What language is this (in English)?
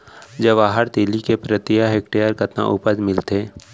Chhattisgarhi